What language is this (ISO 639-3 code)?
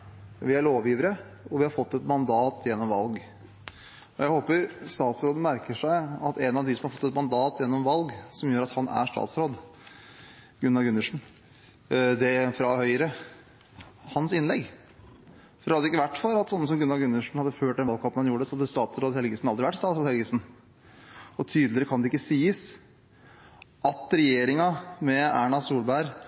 nor